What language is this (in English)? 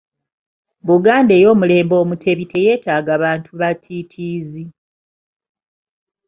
Ganda